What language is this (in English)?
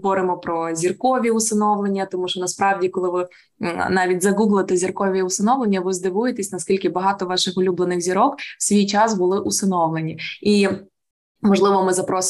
Ukrainian